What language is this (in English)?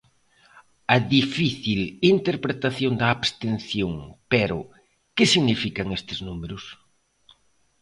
Galician